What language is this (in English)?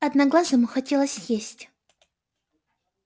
Russian